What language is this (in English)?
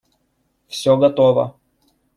Russian